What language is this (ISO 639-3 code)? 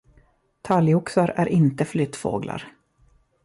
swe